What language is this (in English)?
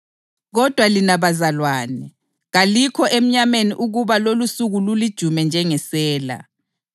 North Ndebele